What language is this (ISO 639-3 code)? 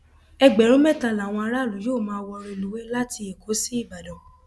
yor